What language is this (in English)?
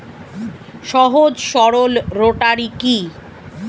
Bangla